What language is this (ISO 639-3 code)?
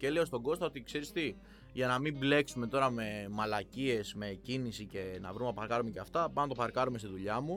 ell